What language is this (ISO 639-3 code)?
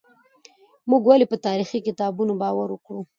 pus